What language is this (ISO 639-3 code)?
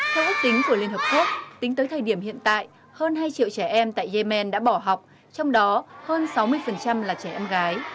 vie